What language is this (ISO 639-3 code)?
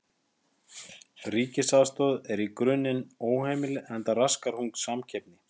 isl